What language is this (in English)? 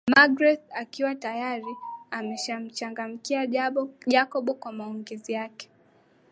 Swahili